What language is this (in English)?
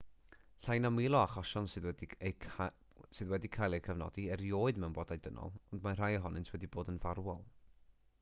Welsh